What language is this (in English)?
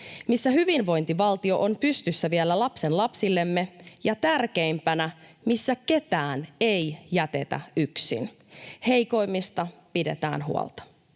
Finnish